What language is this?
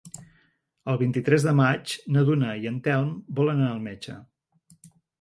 Catalan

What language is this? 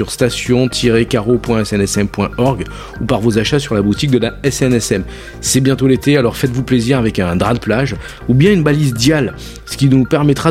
French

